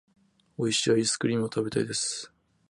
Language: Japanese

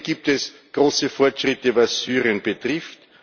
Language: German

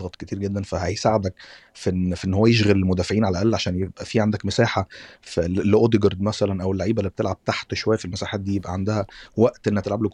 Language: Arabic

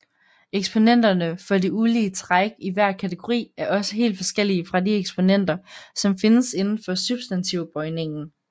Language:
Danish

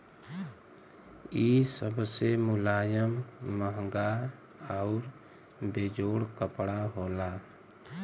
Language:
Bhojpuri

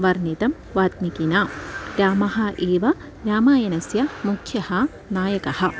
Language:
Sanskrit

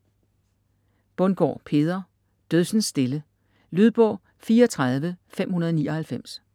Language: Danish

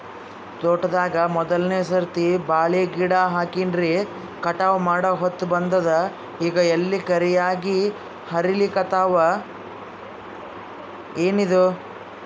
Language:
Kannada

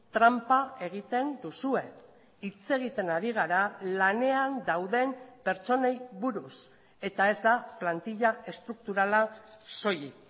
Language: Basque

